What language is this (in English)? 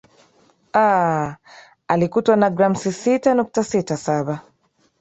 Swahili